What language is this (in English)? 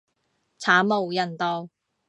Cantonese